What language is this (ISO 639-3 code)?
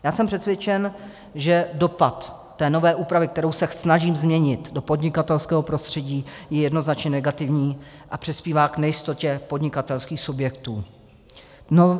ces